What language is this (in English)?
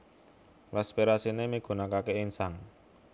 Javanese